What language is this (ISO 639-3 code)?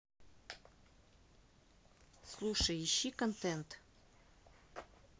rus